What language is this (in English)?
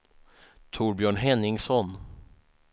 Swedish